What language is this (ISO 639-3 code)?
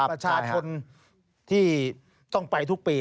tha